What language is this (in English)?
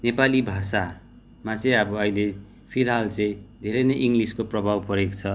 Nepali